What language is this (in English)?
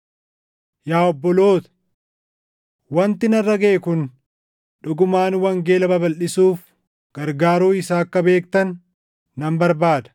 Oromo